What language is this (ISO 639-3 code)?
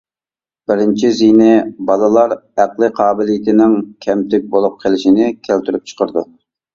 uig